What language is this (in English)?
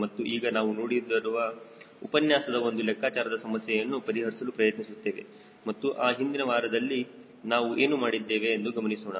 Kannada